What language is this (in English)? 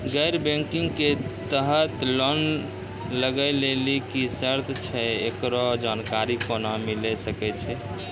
Maithili